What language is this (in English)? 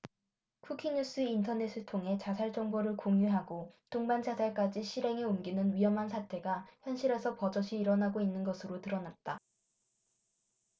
Korean